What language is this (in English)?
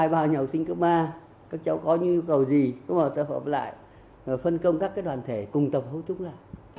Vietnamese